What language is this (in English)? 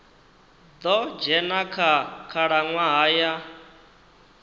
Venda